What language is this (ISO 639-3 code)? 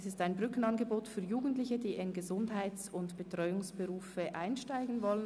gsw